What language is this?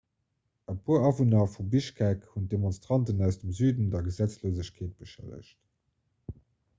Luxembourgish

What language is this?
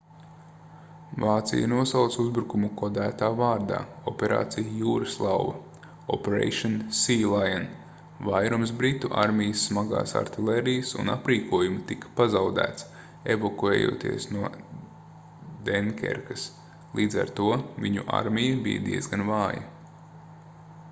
Latvian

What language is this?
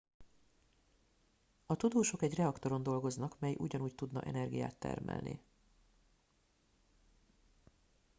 Hungarian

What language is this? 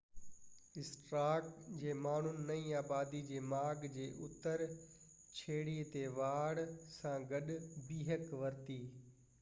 Sindhi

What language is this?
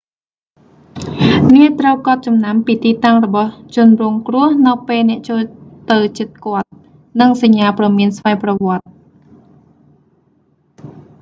Khmer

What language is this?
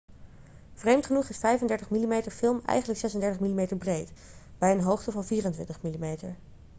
Dutch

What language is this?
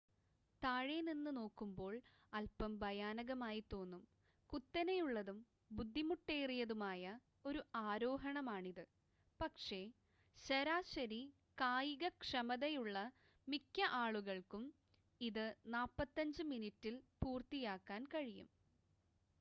Malayalam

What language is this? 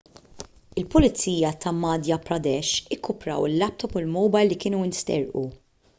Maltese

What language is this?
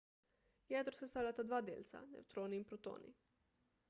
Slovenian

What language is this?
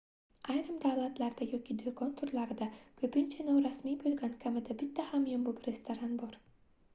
Uzbek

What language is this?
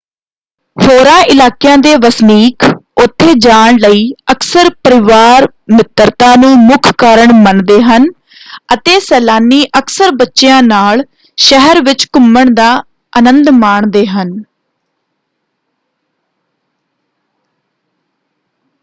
Punjabi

